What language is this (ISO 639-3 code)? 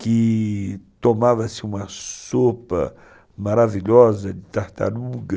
por